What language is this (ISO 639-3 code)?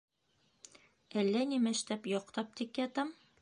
bak